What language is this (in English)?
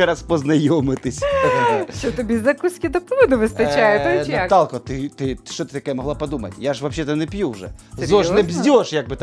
Ukrainian